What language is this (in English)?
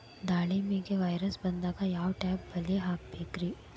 Kannada